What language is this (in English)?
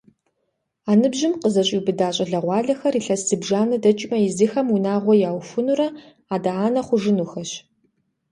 Kabardian